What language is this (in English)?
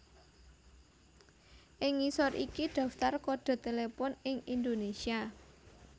Javanese